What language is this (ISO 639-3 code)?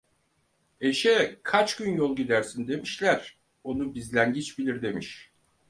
tur